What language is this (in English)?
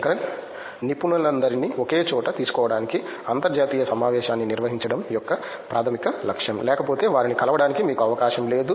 Telugu